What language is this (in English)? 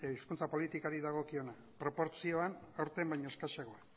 Basque